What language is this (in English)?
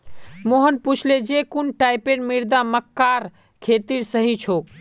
Magahi